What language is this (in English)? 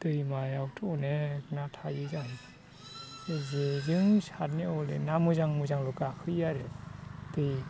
Bodo